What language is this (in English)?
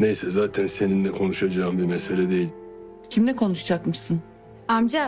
Turkish